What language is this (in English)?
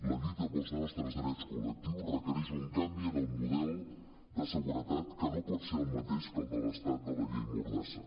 Catalan